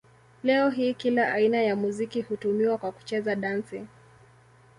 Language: Swahili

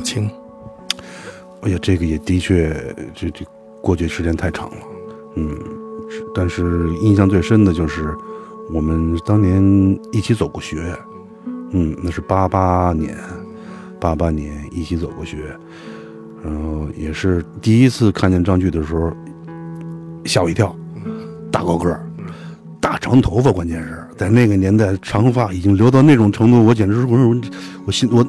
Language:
Chinese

